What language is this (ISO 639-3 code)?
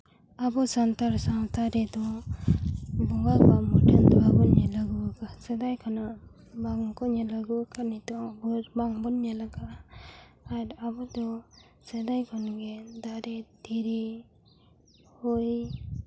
sat